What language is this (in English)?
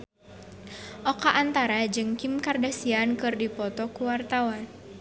Sundanese